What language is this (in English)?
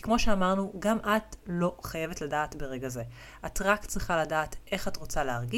Hebrew